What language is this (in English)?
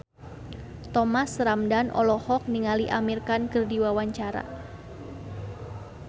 Sundanese